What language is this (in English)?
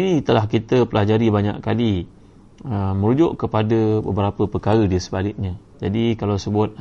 Malay